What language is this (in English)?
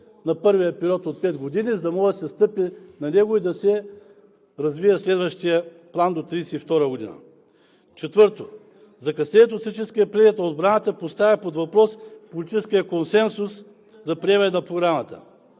Bulgarian